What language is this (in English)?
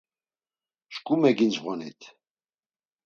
Laz